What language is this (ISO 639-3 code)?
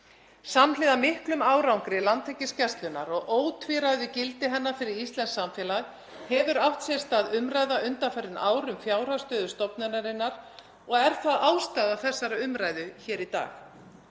isl